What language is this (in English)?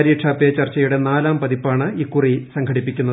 Malayalam